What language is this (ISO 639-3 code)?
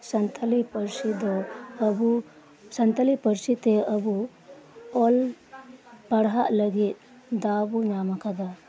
sat